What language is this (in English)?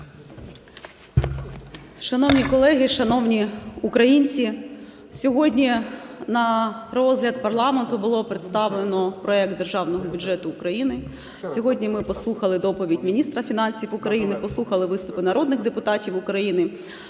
Ukrainian